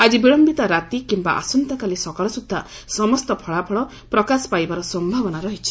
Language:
Odia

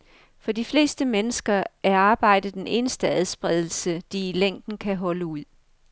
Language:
Danish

